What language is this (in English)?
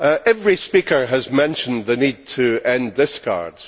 English